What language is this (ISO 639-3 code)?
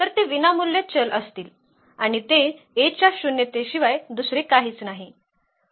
mar